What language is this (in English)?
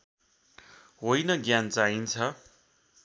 Nepali